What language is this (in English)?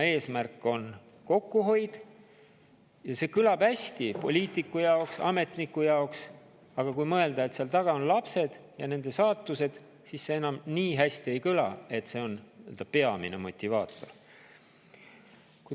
Estonian